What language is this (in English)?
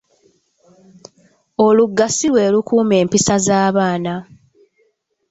Ganda